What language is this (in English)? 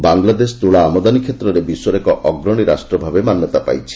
Odia